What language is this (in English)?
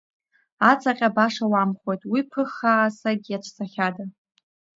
Abkhazian